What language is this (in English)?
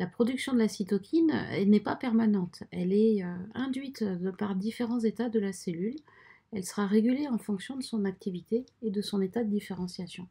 French